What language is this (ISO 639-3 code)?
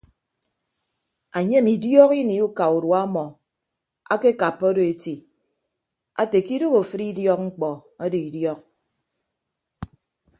ibb